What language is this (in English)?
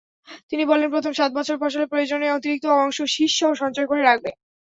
Bangla